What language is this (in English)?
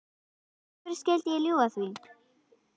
Icelandic